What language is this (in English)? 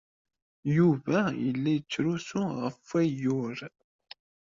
Kabyle